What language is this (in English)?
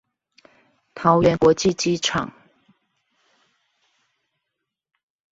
Chinese